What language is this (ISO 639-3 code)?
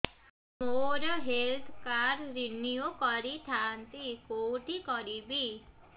ori